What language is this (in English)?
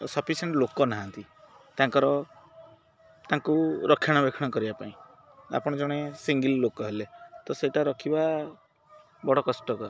Odia